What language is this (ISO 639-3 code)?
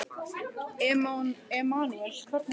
isl